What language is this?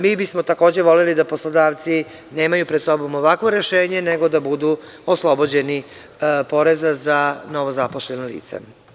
Serbian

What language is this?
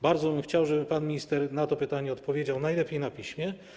Polish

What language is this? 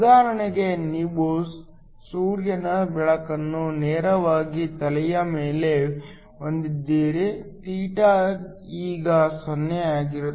Kannada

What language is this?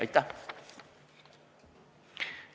Estonian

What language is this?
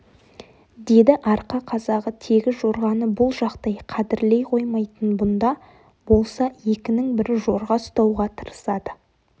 Kazakh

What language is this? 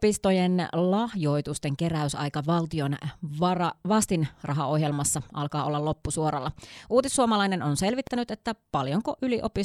Finnish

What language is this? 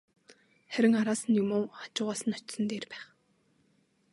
Mongolian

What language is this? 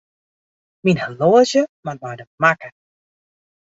Western Frisian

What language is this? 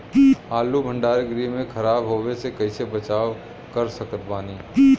Bhojpuri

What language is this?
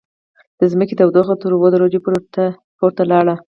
Pashto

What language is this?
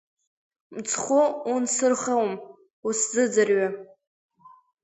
Abkhazian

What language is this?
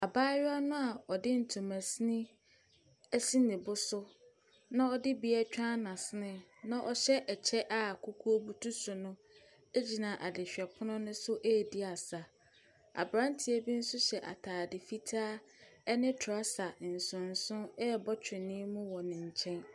Akan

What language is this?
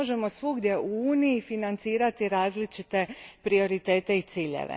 Croatian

